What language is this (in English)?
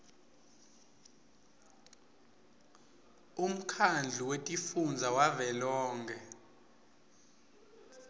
Swati